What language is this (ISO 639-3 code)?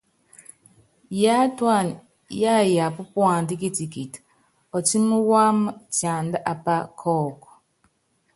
yav